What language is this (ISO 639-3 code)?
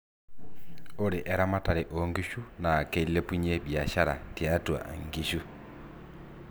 mas